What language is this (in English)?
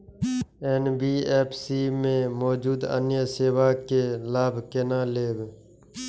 Maithili